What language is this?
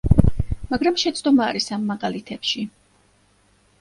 Georgian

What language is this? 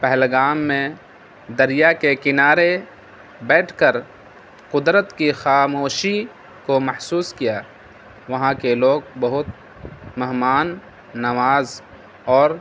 Urdu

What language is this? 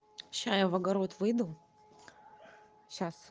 Russian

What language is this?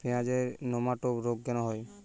Bangla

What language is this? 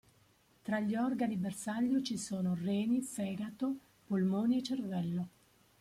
Italian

